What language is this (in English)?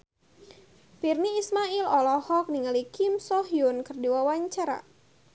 Sundanese